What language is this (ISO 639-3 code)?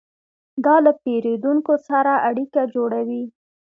pus